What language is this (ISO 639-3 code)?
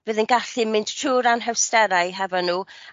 cym